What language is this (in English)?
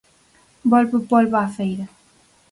Galician